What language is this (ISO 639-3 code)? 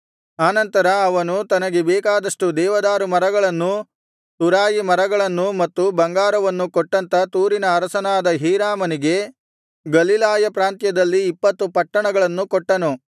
kan